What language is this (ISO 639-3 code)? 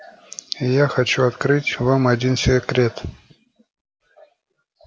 rus